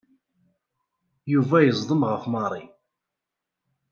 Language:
Kabyle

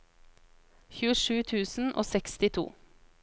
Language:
Norwegian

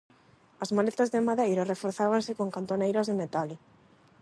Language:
Galician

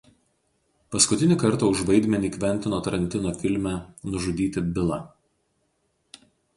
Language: Lithuanian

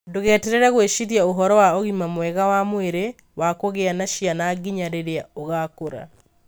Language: Kikuyu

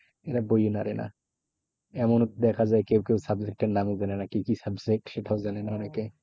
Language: Bangla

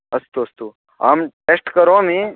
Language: Sanskrit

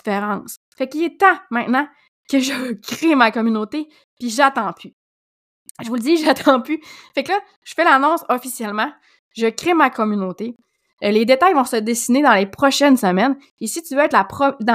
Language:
French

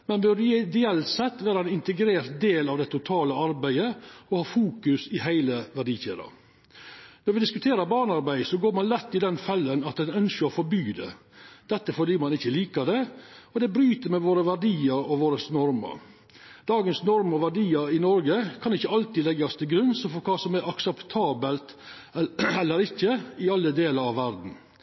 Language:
Norwegian Nynorsk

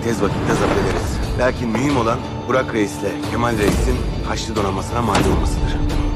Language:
Turkish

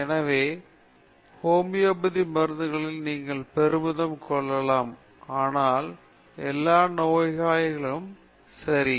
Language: Tamil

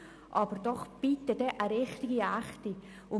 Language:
Swiss German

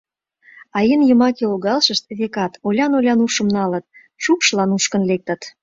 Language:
Mari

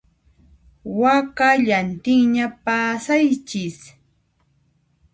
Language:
Puno Quechua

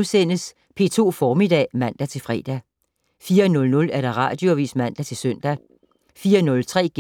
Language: Danish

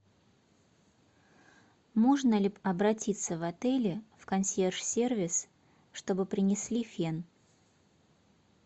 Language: Russian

